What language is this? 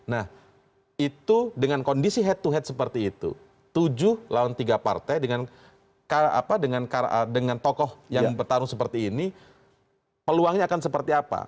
Indonesian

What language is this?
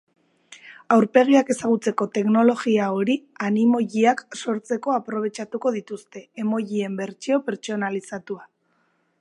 Basque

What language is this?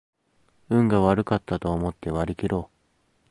Japanese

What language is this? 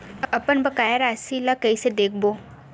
Chhattisgarhi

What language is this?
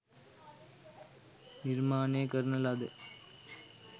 Sinhala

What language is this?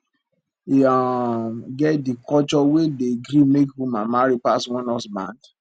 Nigerian Pidgin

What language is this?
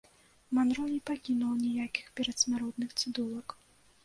Belarusian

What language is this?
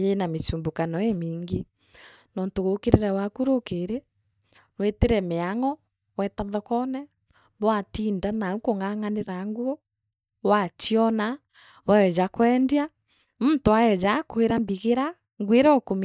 Meru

